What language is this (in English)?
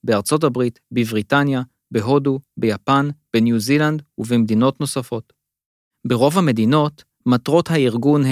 Hebrew